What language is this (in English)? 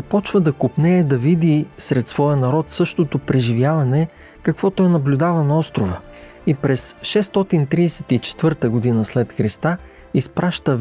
Bulgarian